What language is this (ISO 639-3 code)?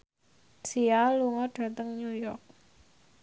jav